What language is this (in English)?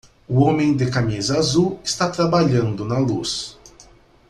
Portuguese